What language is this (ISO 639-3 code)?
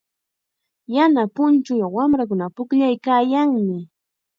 qxa